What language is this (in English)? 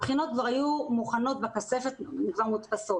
Hebrew